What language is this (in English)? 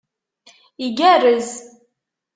Kabyle